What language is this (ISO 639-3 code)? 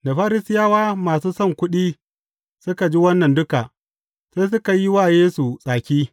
hau